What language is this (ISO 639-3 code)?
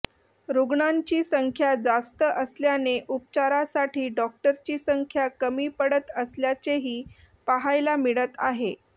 mar